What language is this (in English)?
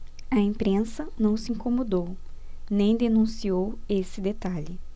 Portuguese